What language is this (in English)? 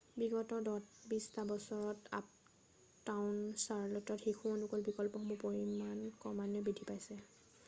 Assamese